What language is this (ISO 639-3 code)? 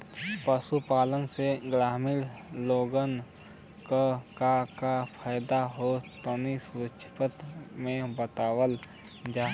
bho